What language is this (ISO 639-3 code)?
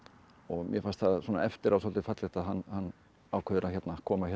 isl